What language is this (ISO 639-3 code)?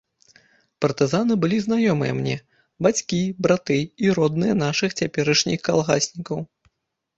bel